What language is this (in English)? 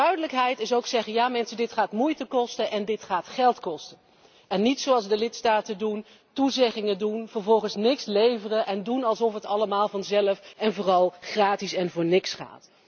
Dutch